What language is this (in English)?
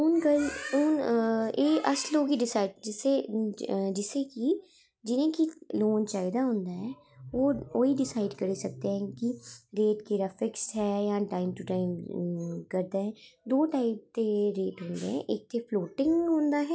Dogri